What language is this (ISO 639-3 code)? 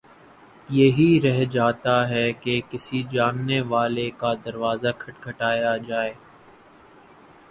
urd